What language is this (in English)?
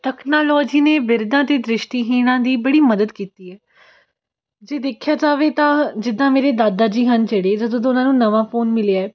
Punjabi